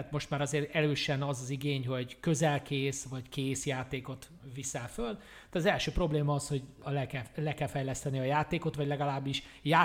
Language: Hungarian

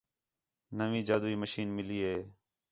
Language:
Khetrani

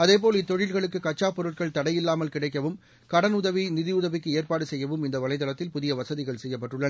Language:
Tamil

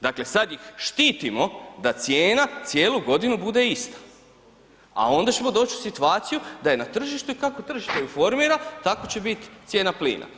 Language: Croatian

